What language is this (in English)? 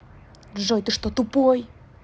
Russian